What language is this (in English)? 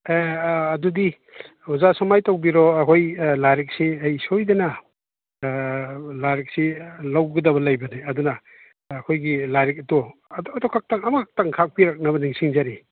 Manipuri